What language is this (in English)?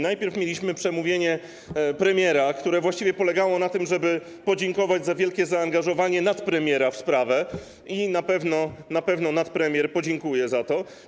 Polish